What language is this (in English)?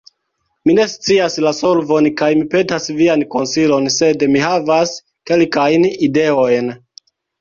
Esperanto